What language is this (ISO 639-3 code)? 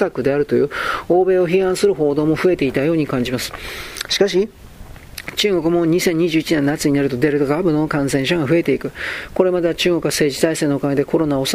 jpn